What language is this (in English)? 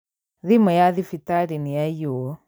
Kikuyu